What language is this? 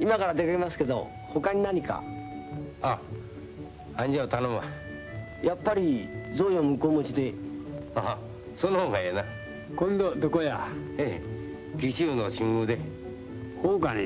Japanese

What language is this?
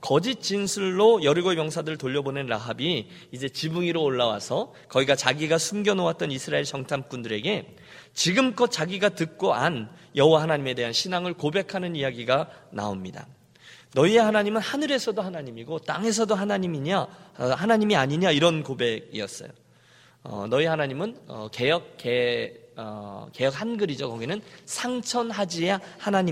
Korean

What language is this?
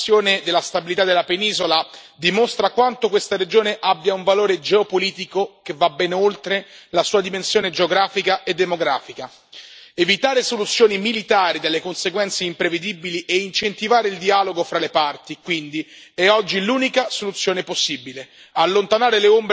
Italian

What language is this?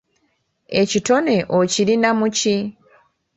Ganda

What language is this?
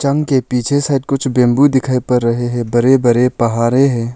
Hindi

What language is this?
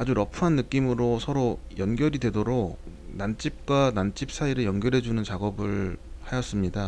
Korean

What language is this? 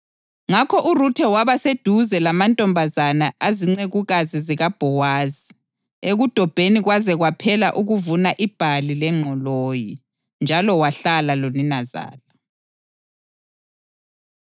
North Ndebele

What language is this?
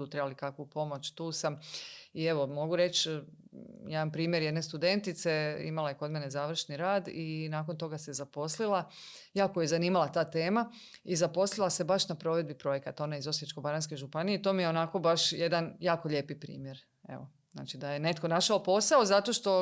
Croatian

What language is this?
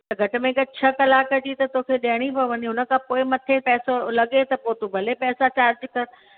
Sindhi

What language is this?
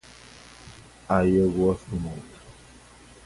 Portuguese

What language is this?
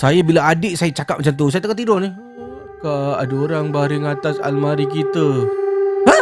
Malay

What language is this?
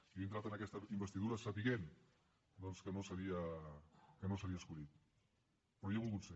Catalan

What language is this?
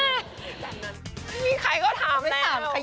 Thai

